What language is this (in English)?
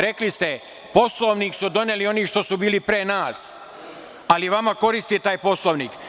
Serbian